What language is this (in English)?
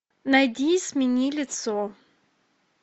Russian